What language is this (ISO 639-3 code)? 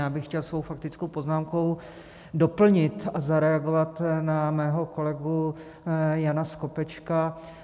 ces